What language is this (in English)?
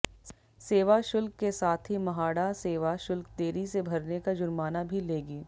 Hindi